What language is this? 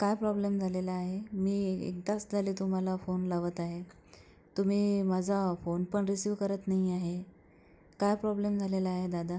Marathi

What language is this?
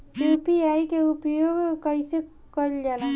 Bhojpuri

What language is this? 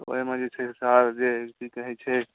Maithili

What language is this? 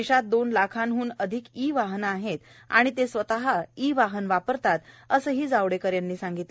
Marathi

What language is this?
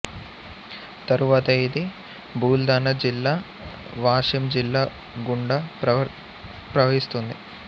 Telugu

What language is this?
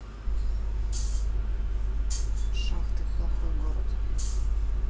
Russian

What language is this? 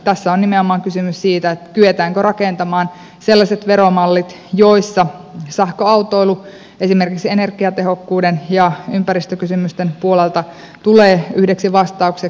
Finnish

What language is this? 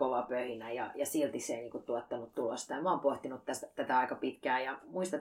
Finnish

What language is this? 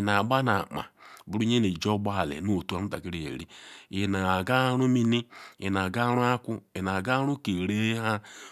Ikwere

